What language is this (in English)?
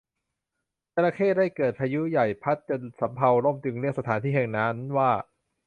Thai